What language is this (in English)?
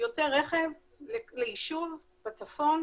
Hebrew